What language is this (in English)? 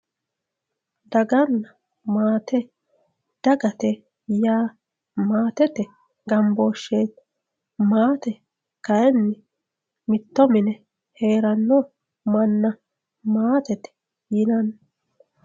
Sidamo